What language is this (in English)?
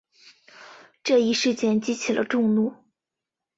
Chinese